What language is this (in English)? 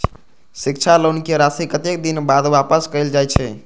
Maithili